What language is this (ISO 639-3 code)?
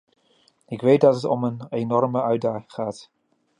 nld